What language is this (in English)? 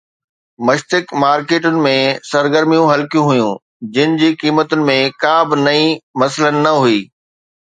Sindhi